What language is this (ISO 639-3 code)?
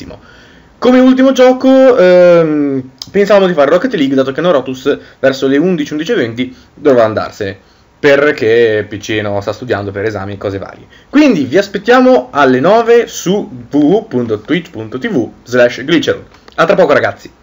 ita